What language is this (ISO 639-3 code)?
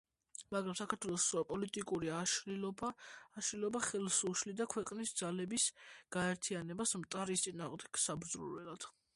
kat